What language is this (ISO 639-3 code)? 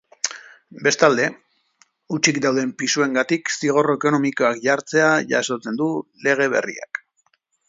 eus